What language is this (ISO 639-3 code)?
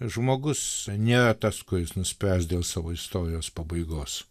lit